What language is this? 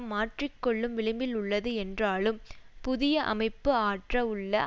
Tamil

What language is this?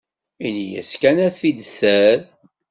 Kabyle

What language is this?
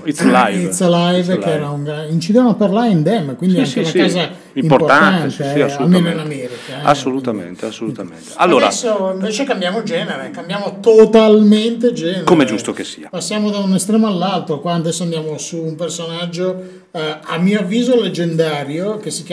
Italian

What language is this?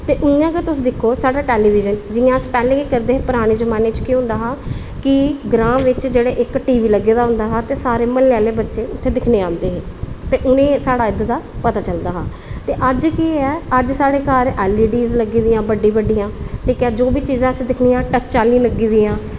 Dogri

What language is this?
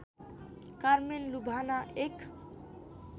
Nepali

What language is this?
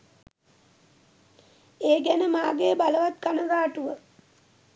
Sinhala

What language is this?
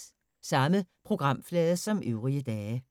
Danish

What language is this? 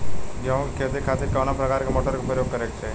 Bhojpuri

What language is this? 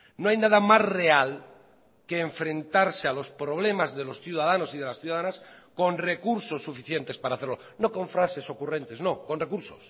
Spanish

